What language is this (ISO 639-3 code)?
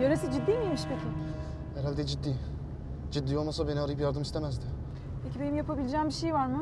tur